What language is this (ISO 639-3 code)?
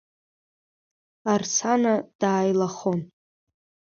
abk